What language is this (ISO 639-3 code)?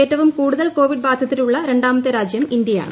mal